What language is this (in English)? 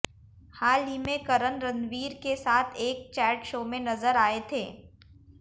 Hindi